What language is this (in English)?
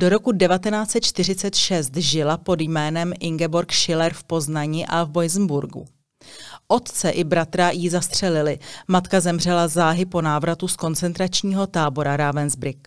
Czech